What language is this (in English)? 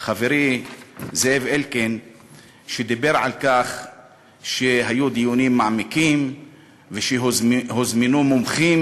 Hebrew